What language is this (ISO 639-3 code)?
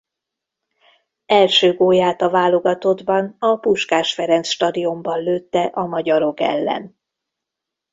hun